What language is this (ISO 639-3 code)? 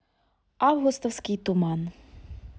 rus